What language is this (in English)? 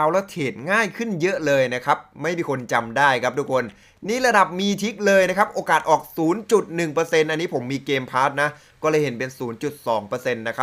Thai